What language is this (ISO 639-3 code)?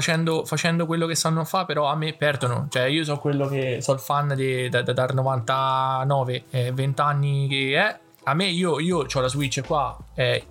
ita